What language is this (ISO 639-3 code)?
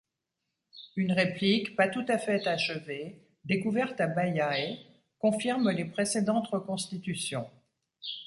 fra